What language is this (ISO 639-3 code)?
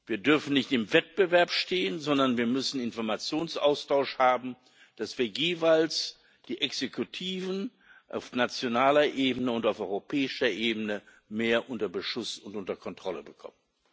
deu